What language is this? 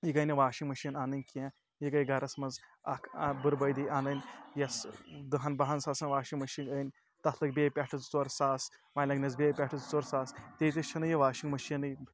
Kashmiri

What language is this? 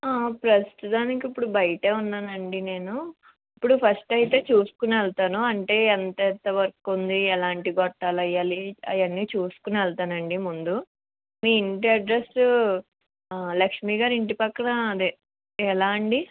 Telugu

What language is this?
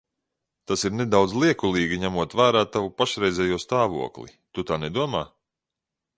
Latvian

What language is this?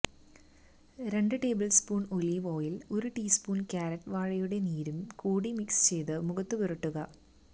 Malayalam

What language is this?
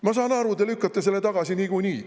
Estonian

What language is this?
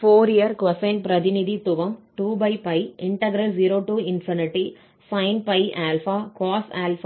Tamil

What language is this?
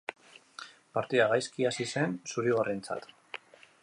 Basque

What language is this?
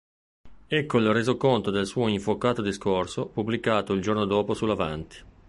Italian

